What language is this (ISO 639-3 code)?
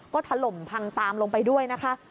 tha